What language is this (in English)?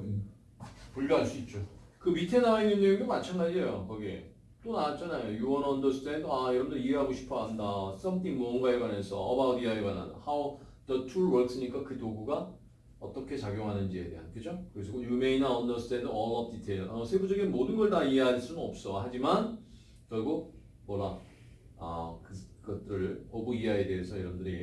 Korean